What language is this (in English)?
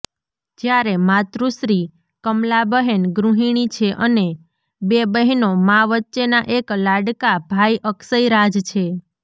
Gujarati